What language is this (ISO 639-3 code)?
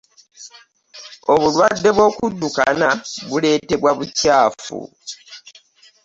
lug